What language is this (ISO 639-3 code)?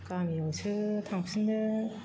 brx